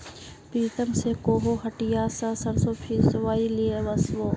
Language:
Magahi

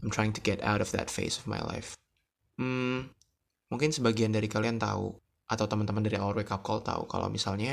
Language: Indonesian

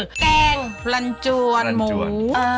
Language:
Thai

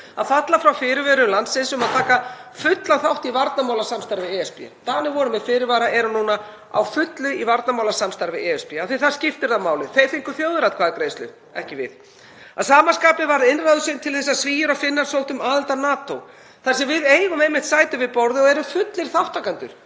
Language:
Icelandic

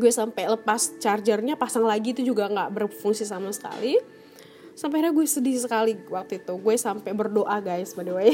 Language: Indonesian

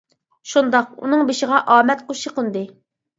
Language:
Uyghur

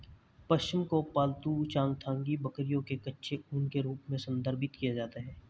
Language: Hindi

